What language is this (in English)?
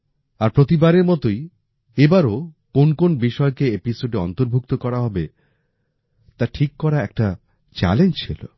Bangla